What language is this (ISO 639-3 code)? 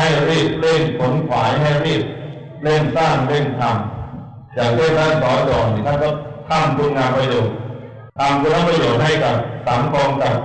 tha